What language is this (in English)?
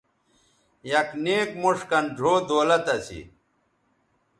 Bateri